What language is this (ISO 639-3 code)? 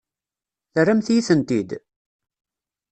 kab